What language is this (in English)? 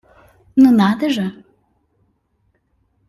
Russian